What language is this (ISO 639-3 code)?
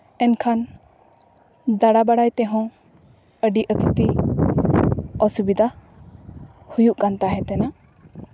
sat